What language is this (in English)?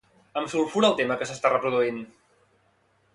Catalan